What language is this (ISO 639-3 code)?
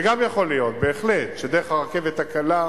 heb